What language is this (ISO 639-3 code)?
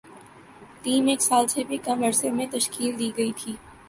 urd